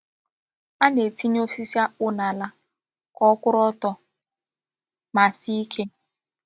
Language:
Igbo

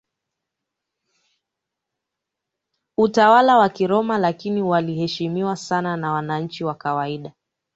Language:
Swahili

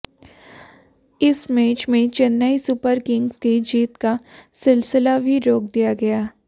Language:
Hindi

